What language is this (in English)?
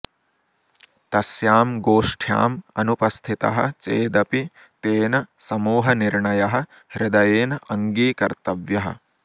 Sanskrit